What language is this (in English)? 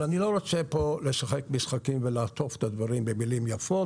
Hebrew